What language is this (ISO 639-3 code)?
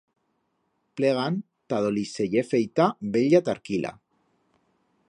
arg